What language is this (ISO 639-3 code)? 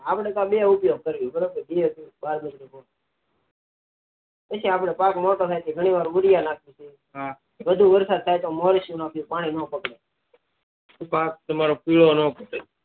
guj